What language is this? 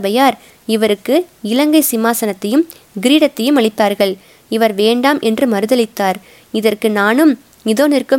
Tamil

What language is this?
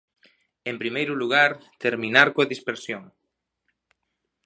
Galician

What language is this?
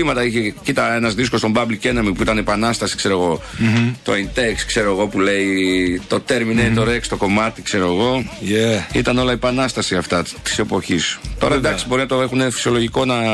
Greek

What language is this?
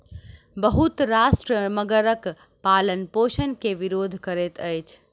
Maithili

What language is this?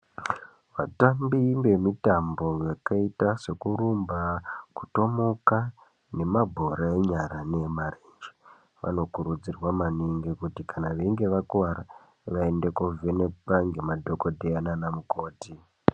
Ndau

